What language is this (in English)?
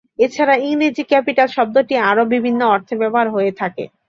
Bangla